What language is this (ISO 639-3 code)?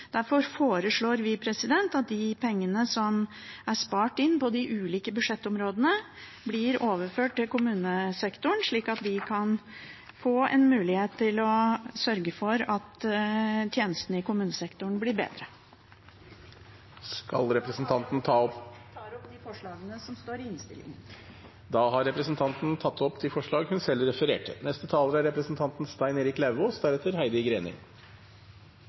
nor